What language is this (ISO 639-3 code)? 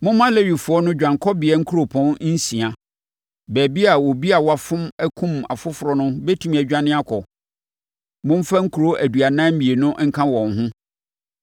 aka